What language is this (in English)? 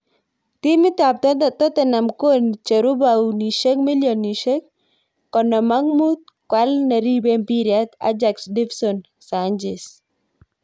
Kalenjin